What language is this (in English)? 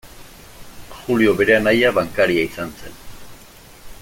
Basque